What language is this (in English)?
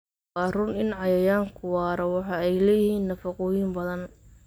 Somali